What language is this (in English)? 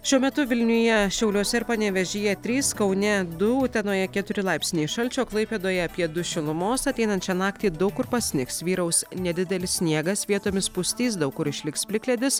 Lithuanian